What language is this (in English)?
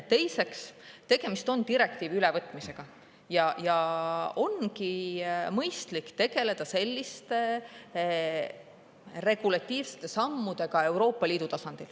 Estonian